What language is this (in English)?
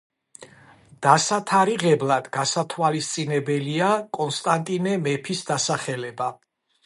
Georgian